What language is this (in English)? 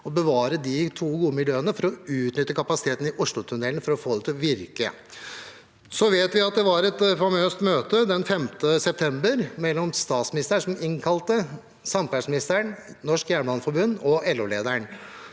Norwegian